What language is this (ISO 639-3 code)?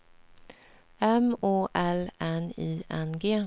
swe